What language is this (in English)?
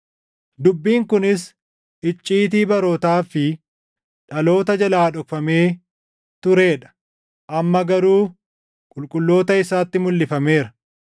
Oromo